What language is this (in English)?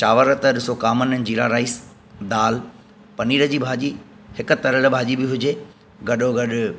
Sindhi